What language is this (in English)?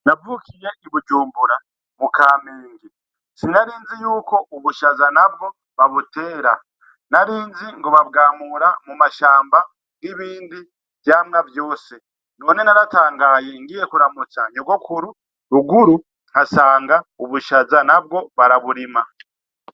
Rundi